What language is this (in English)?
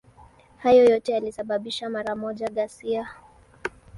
Swahili